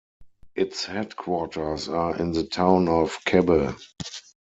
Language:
English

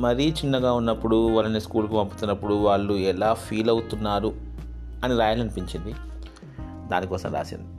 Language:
Telugu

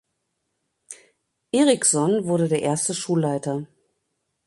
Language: German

